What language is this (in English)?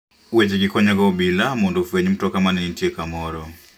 Luo (Kenya and Tanzania)